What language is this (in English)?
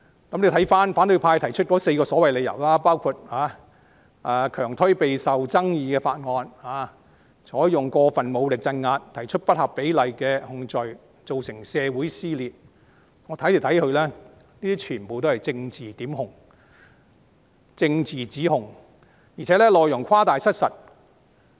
Cantonese